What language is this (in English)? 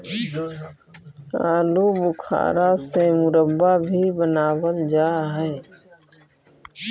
Magahi